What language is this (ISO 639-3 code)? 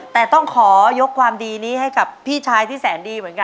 tha